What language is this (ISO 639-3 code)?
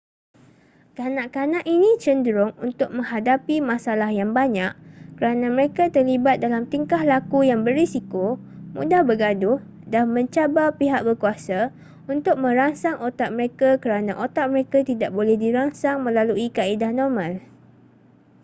msa